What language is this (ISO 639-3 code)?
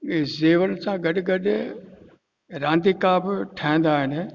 snd